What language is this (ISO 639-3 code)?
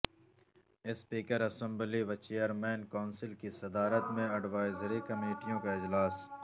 urd